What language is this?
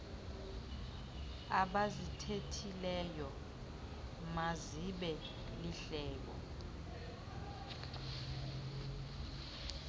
Xhosa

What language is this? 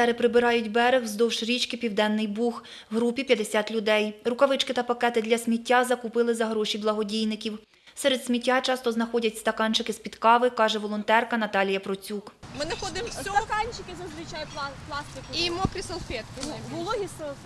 Ukrainian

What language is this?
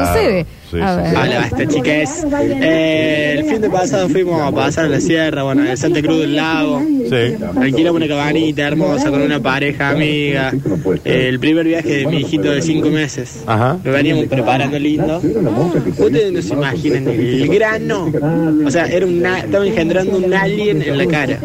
Spanish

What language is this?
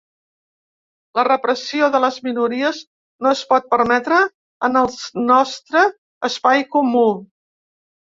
Catalan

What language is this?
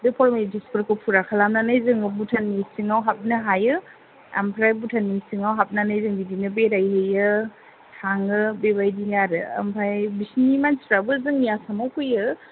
Bodo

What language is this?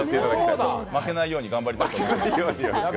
Japanese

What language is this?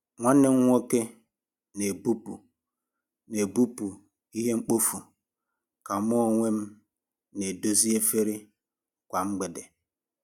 Igbo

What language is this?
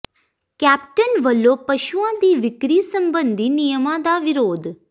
Punjabi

